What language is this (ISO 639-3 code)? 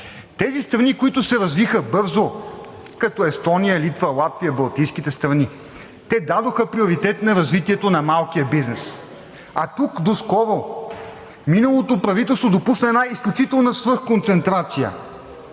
bul